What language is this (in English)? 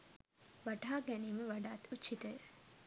Sinhala